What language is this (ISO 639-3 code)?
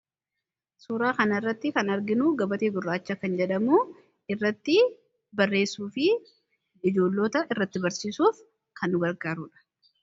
orm